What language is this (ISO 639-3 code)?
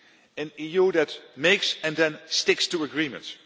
eng